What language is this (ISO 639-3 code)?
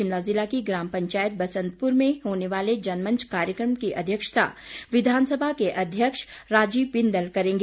hin